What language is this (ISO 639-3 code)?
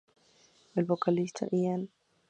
spa